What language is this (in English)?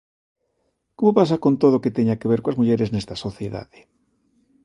Galician